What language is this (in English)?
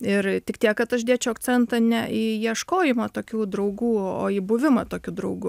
Lithuanian